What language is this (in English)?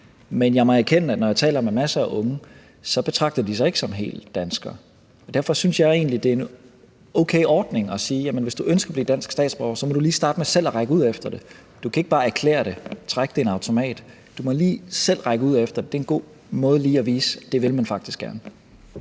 Danish